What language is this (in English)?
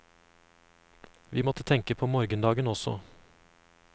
Norwegian